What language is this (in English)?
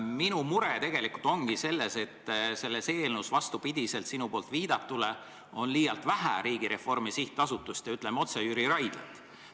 Estonian